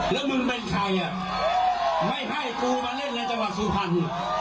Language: Thai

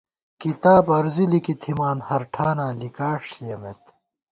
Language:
Gawar-Bati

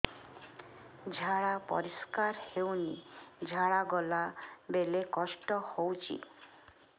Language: Odia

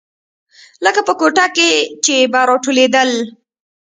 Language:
Pashto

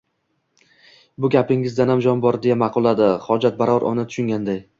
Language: Uzbek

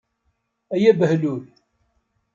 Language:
Kabyle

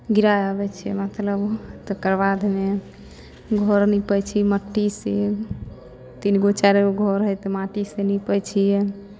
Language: Maithili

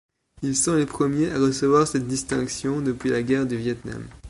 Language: French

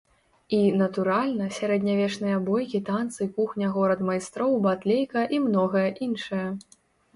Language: Belarusian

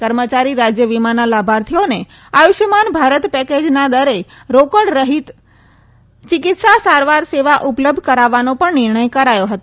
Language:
Gujarati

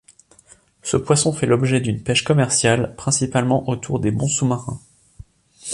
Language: French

